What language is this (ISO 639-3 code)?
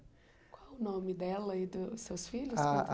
por